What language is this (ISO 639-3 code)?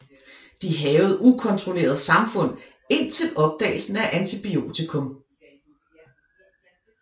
dan